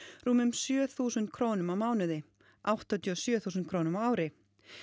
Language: Icelandic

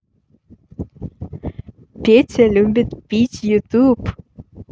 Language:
Russian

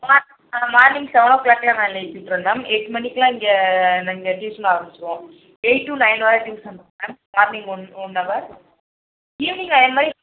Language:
Tamil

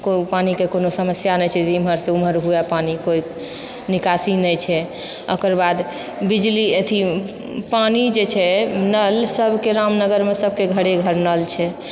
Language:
Maithili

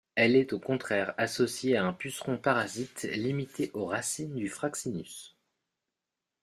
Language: French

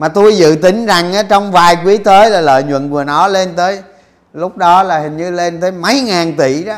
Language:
Vietnamese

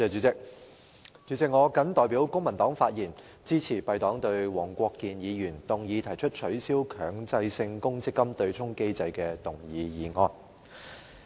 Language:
Cantonese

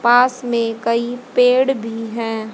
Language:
Hindi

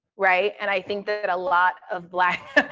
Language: English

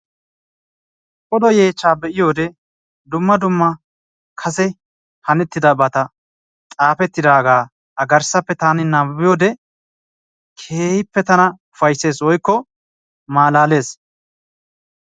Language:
Wolaytta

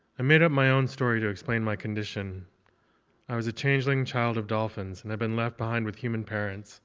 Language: English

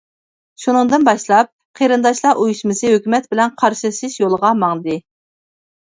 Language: Uyghur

